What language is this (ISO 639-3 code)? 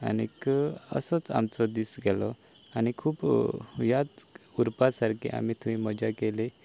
kok